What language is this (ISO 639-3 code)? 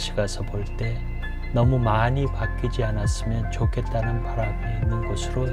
kor